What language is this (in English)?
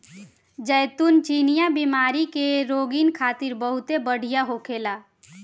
Bhojpuri